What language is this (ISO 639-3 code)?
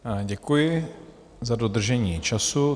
ces